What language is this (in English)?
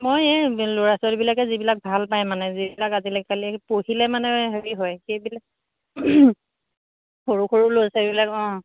Assamese